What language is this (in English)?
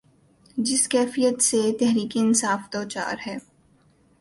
Urdu